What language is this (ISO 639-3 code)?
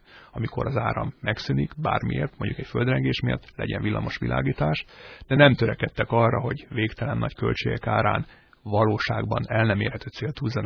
hun